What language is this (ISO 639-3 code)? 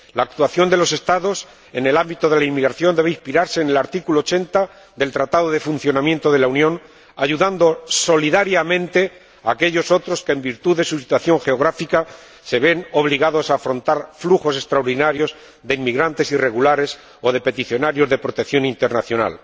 spa